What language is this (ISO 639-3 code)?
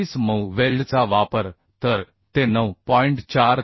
mar